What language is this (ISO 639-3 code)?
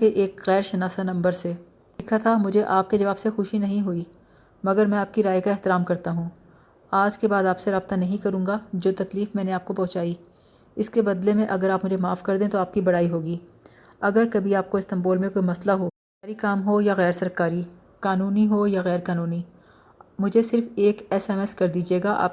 urd